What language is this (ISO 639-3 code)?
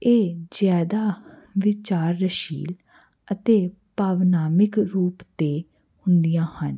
pan